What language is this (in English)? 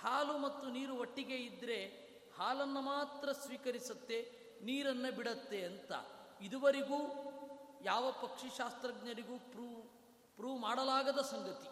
Kannada